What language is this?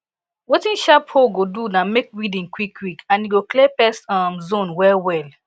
Nigerian Pidgin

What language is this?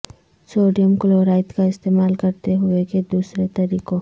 Urdu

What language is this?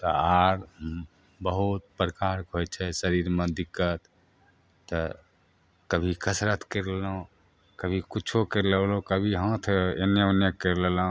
Maithili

